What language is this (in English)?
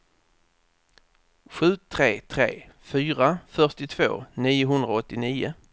Swedish